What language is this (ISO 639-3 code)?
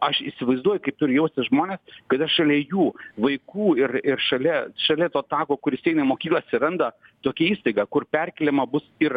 lit